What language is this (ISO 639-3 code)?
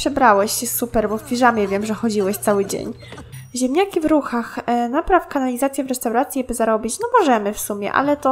pol